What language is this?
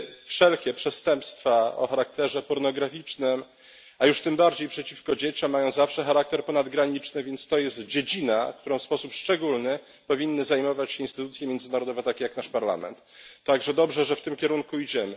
Polish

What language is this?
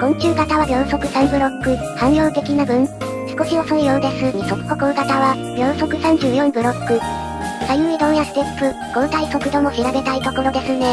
Japanese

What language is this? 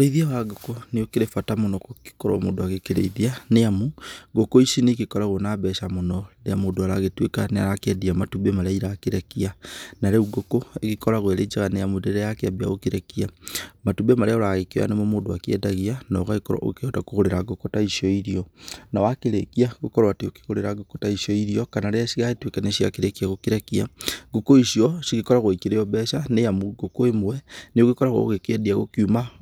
Kikuyu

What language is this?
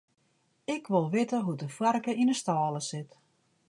Western Frisian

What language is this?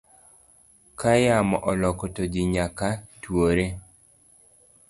Luo (Kenya and Tanzania)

